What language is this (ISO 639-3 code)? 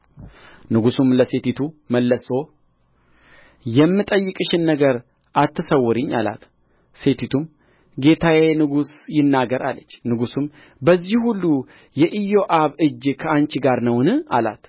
amh